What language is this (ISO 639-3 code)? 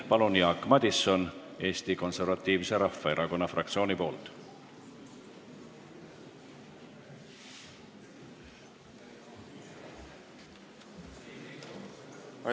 est